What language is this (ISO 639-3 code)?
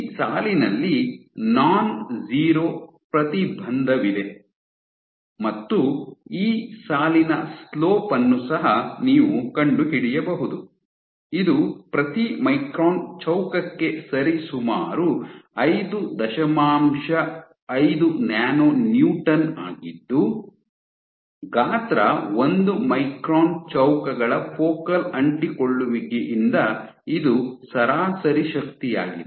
kan